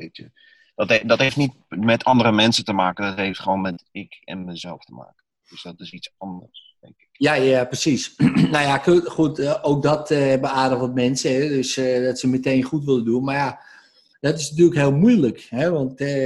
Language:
Dutch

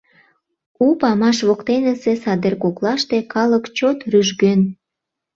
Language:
Mari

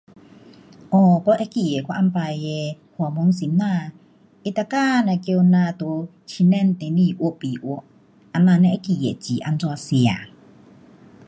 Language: Pu-Xian Chinese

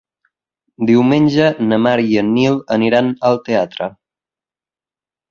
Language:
Catalan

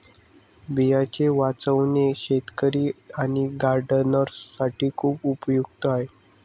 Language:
Marathi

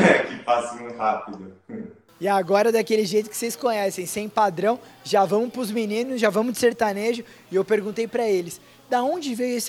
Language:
Portuguese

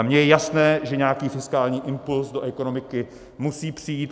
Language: Czech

